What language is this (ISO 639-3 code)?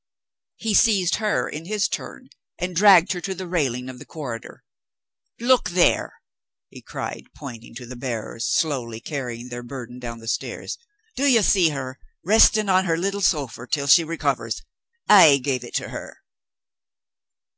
eng